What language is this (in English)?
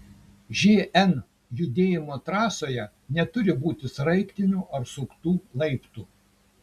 Lithuanian